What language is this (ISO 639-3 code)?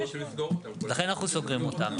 heb